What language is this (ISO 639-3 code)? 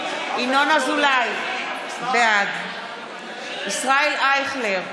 heb